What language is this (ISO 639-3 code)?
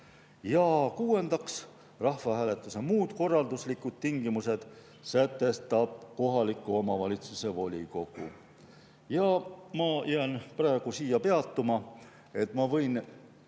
est